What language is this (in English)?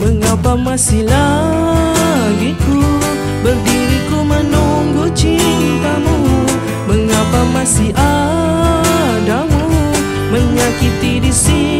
Malay